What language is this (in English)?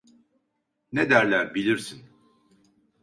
Turkish